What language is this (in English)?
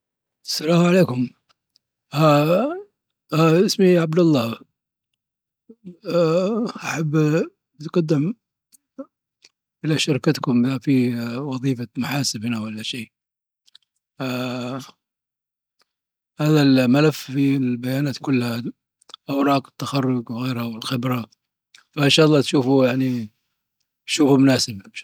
Dhofari Arabic